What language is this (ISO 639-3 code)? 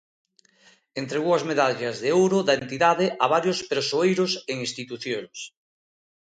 glg